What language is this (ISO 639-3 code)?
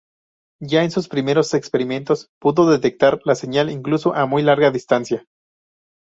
spa